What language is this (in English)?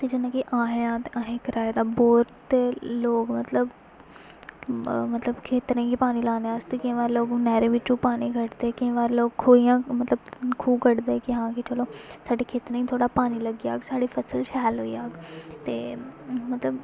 Dogri